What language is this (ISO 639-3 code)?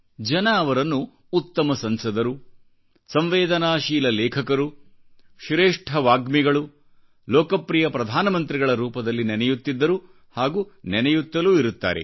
kan